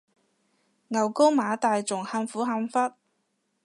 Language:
Cantonese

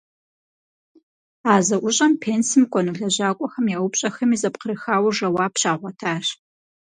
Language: Kabardian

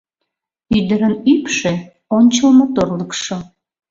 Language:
Mari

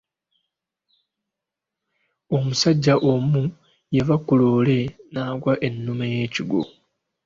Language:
Ganda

